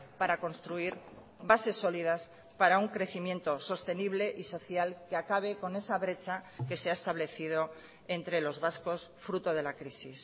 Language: Spanish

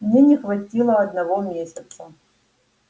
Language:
Russian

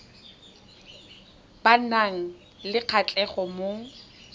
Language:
Tswana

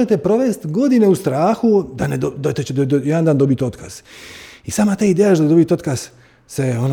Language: Croatian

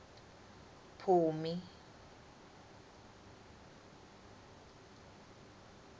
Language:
Swati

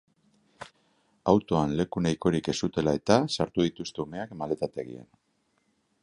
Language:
Basque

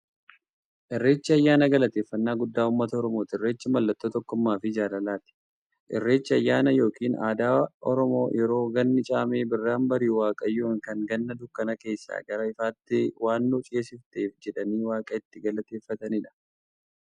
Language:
Oromo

